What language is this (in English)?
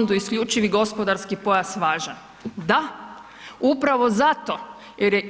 Croatian